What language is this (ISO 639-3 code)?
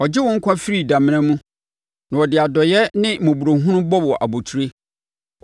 aka